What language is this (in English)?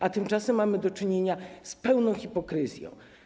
Polish